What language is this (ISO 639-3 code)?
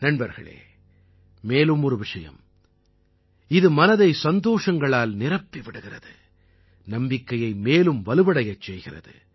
tam